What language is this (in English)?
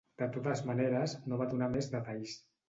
Catalan